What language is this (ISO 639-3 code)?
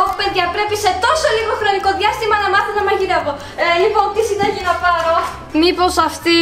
ell